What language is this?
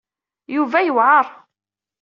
Kabyle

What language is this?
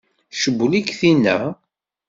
Kabyle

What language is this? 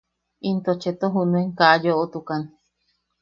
Yaqui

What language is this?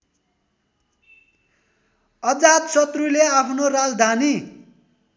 Nepali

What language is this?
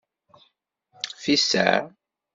Kabyle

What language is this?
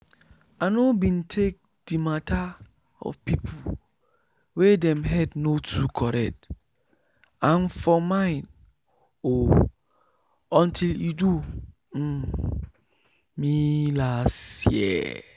Nigerian Pidgin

